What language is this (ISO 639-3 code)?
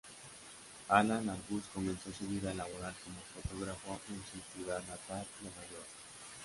spa